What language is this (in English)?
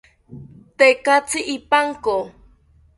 South Ucayali Ashéninka